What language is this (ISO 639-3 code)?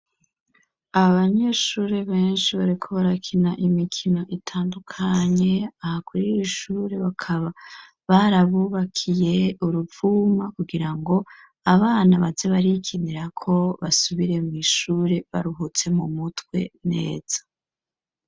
run